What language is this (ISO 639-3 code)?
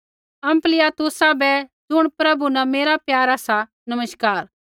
kfx